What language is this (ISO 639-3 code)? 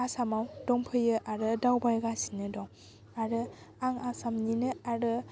brx